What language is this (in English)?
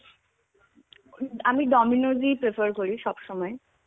Bangla